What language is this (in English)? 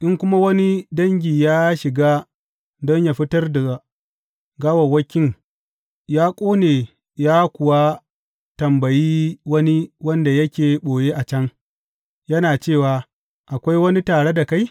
Hausa